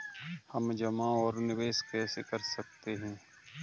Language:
Hindi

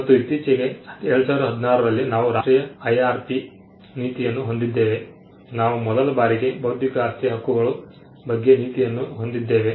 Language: Kannada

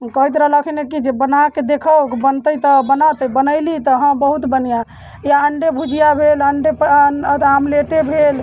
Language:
Maithili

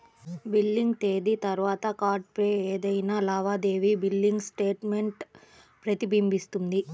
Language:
Telugu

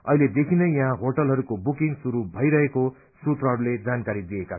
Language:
Nepali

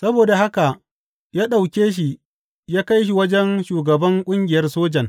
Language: Hausa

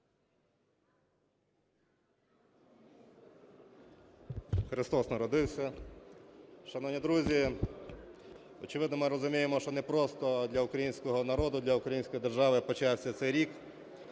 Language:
Ukrainian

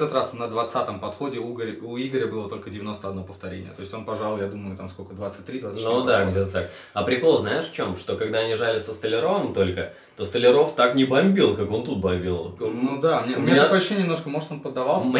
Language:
Russian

